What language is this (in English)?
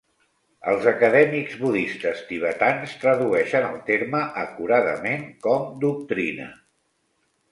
Catalan